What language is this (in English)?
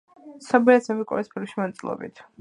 Georgian